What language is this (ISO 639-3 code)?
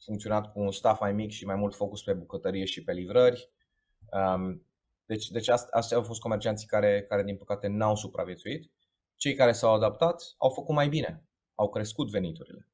ron